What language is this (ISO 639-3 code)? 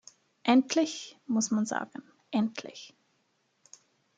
deu